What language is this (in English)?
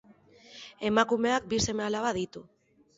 Basque